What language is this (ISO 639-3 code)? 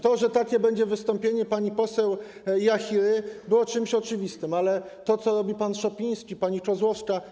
pol